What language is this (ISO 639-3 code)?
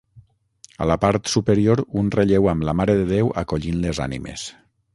cat